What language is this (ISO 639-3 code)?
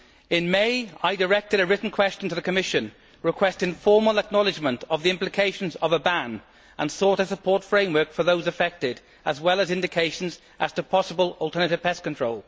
eng